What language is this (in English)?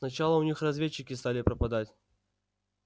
Russian